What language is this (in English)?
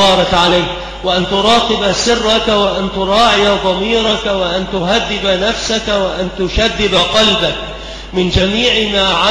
Arabic